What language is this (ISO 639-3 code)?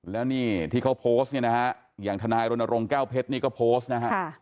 tha